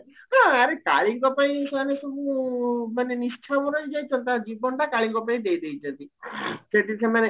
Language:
Odia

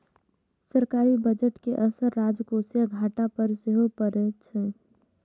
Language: Maithili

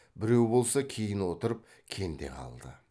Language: Kazakh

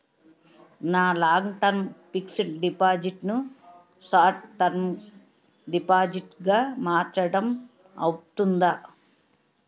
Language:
Telugu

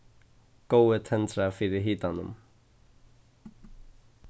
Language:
Faroese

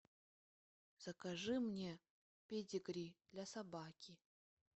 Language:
Russian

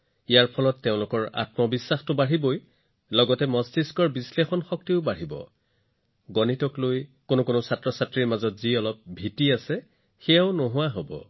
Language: Assamese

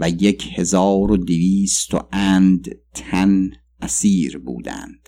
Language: Persian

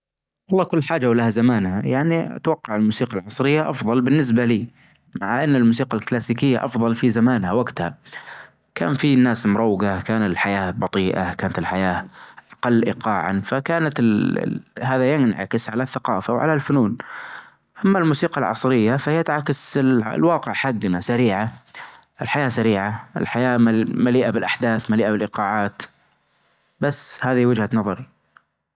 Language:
Najdi Arabic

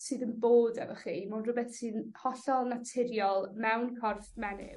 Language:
Welsh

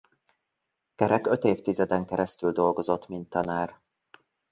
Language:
Hungarian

